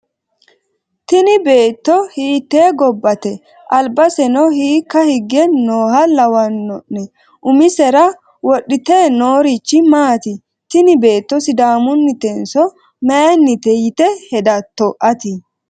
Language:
Sidamo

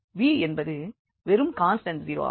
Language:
Tamil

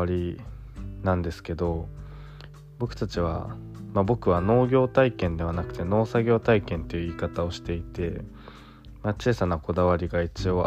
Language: Japanese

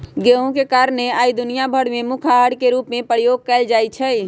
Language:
Magahi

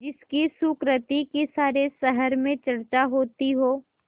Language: Hindi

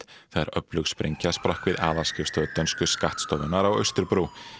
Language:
Icelandic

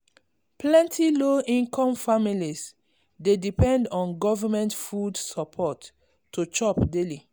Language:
Nigerian Pidgin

